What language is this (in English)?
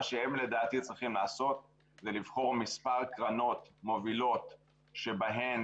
Hebrew